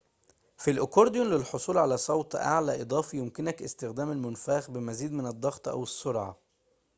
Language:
Arabic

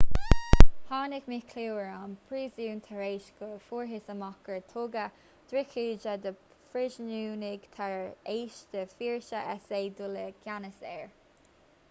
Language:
Irish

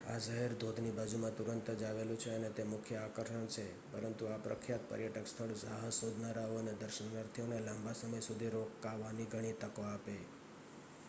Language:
Gujarati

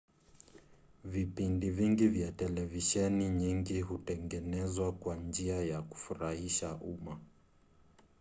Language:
Swahili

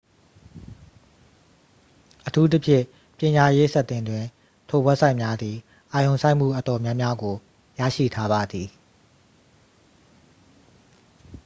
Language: Burmese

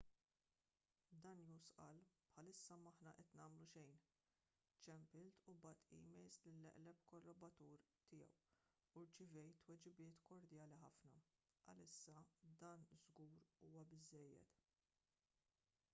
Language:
Maltese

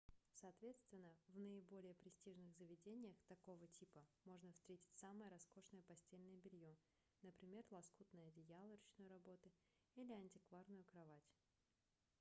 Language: Russian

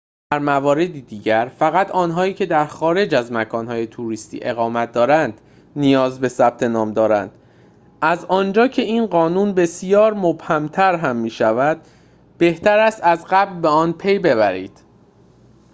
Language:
Persian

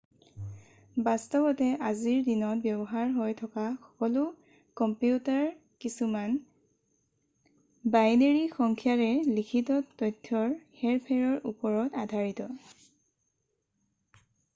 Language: Assamese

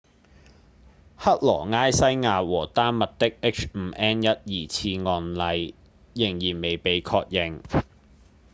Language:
Cantonese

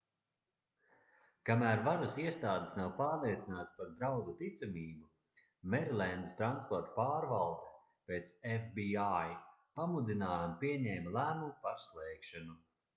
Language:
Latvian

